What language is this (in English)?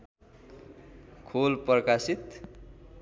Nepali